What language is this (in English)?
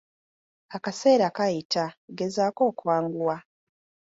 Ganda